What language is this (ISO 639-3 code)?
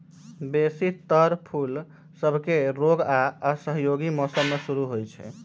mag